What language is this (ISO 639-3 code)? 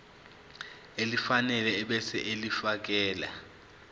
zul